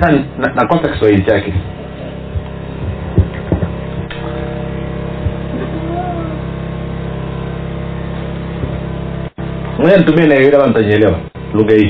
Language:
Swahili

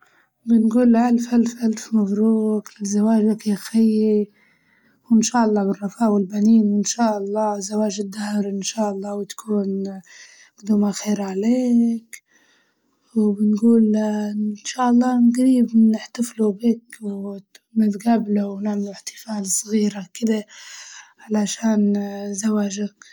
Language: Libyan Arabic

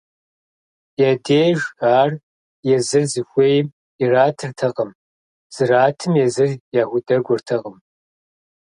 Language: Kabardian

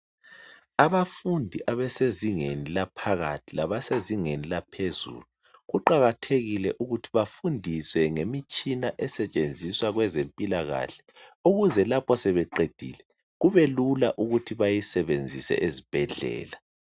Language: North Ndebele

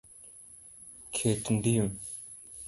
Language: Luo (Kenya and Tanzania)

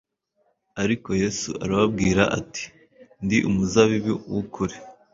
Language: Kinyarwanda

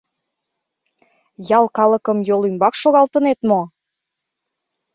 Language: Mari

